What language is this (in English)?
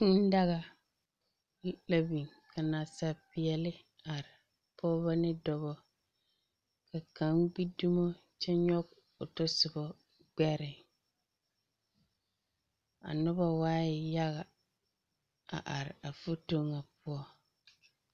Southern Dagaare